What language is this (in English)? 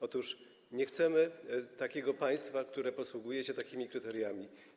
Polish